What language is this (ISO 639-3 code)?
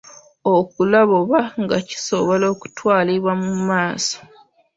lug